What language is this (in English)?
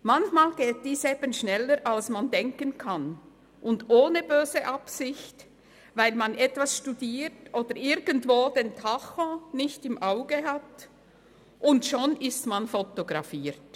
Swiss German